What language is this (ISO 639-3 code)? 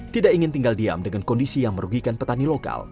ind